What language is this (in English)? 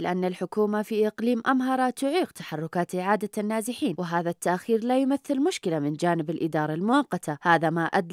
Arabic